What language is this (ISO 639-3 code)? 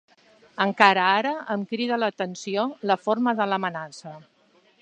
cat